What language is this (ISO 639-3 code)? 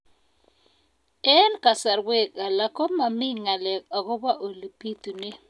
kln